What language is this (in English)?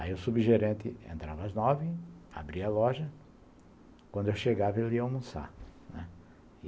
Portuguese